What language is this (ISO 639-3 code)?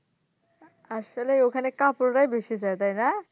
ben